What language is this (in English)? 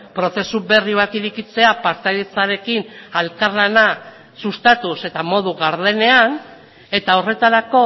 Basque